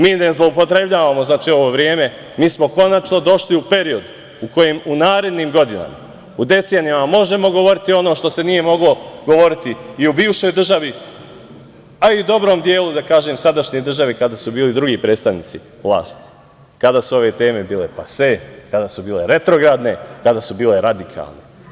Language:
Serbian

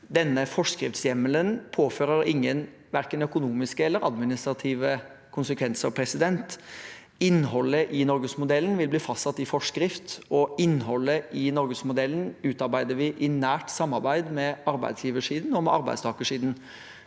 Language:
Norwegian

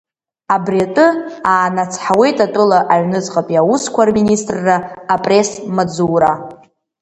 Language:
Abkhazian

